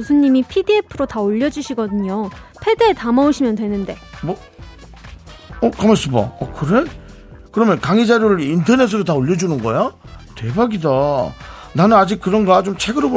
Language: Korean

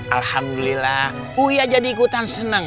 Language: Indonesian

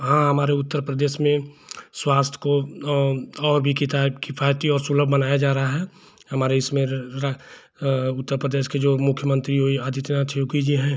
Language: Hindi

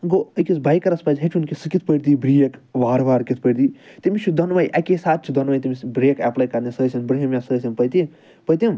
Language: Kashmiri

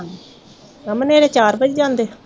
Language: Punjabi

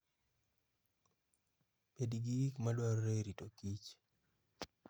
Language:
Luo (Kenya and Tanzania)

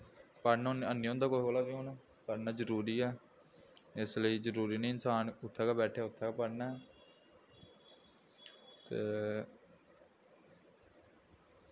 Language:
Dogri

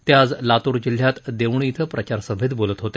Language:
Marathi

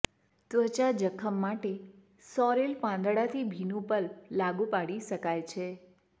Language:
Gujarati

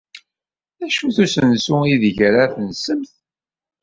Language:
Kabyle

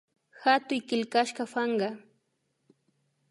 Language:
Imbabura Highland Quichua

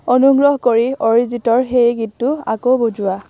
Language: Assamese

